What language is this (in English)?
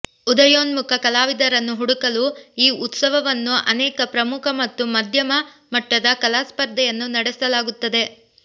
Kannada